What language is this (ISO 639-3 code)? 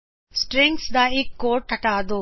pan